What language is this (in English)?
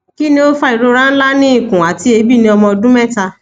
Yoruba